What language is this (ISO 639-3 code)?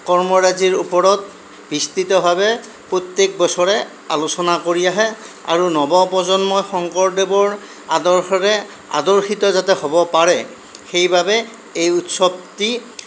asm